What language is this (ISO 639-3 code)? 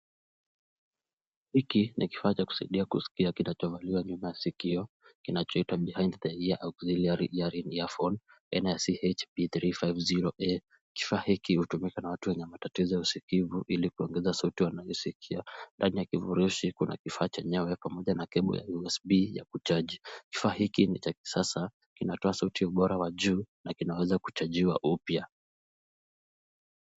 swa